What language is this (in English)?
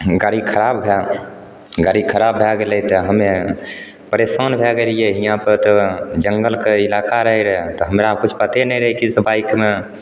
Maithili